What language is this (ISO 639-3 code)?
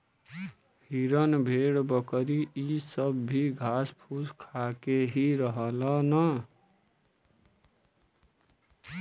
bho